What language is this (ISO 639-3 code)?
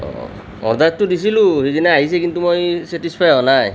asm